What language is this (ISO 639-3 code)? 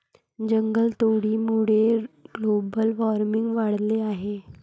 mar